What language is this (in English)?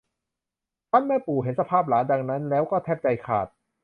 Thai